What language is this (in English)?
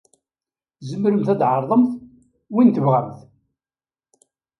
Kabyle